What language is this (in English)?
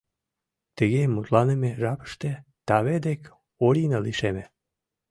Mari